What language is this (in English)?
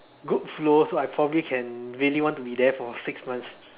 English